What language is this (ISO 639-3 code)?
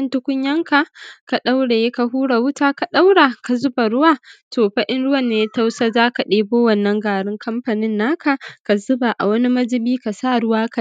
hau